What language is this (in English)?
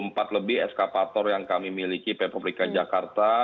Indonesian